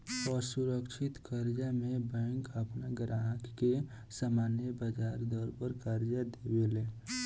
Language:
Bhojpuri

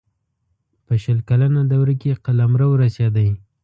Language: Pashto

